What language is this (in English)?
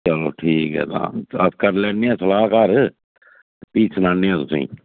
Dogri